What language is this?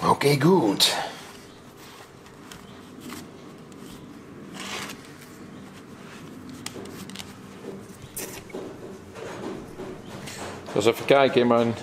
Dutch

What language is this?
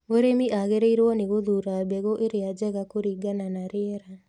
Kikuyu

